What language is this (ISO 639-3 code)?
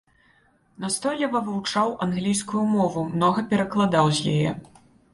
bel